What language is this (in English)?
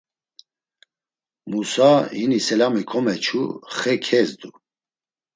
Laz